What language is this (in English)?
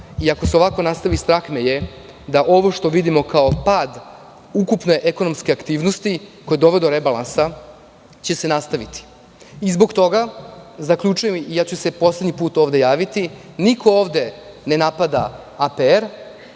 Serbian